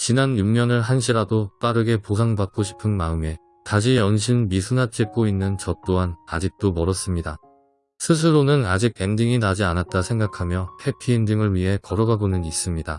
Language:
Korean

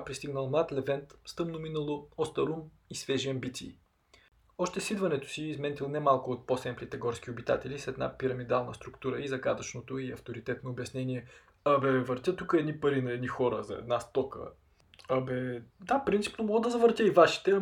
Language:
Bulgarian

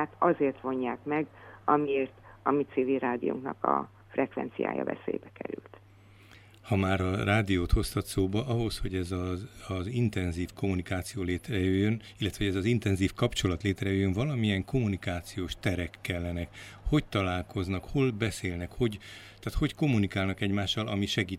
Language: Hungarian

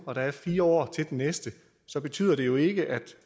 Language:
Danish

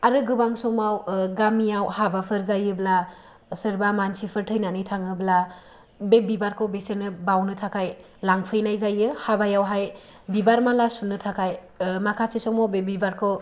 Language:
Bodo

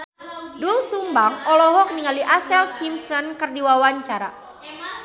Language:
Sundanese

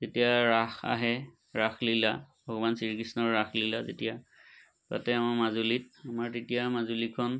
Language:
Assamese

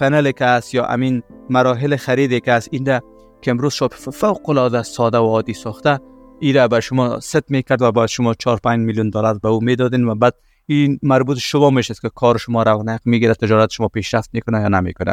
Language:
Persian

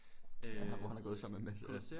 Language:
Danish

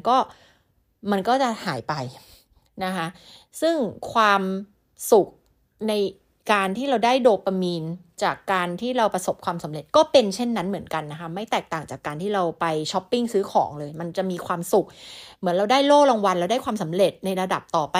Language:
Thai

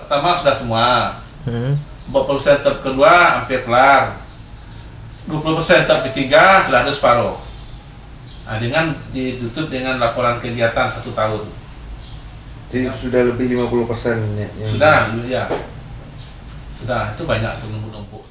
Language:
Indonesian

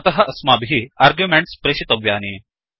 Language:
Sanskrit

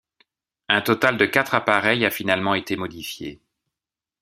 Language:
French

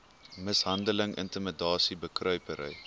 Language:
Afrikaans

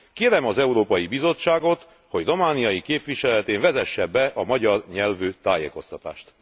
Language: Hungarian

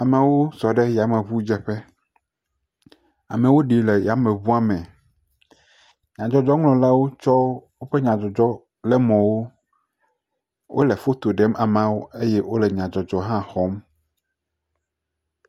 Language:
Ewe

